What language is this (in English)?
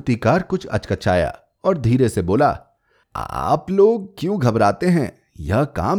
Hindi